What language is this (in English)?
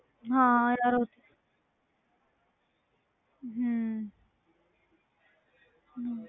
Punjabi